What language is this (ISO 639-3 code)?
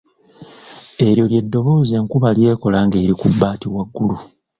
lug